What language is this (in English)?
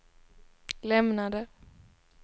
Swedish